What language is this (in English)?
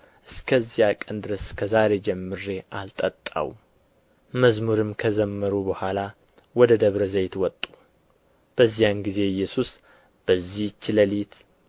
Amharic